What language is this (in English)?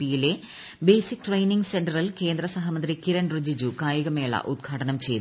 Malayalam